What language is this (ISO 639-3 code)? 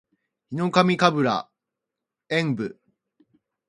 jpn